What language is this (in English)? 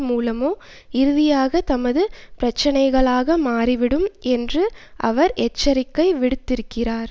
Tamil